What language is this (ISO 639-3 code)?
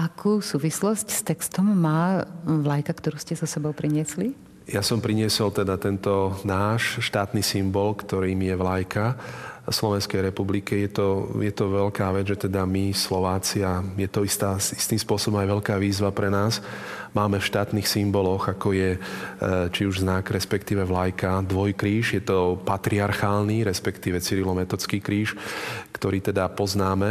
slk